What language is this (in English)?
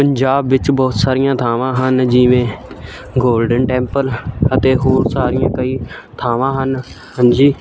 Punjabi